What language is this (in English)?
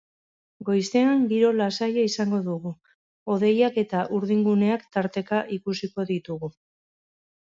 Basque